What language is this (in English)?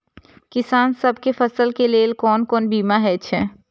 Maithili